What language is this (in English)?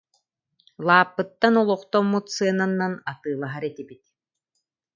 Yakut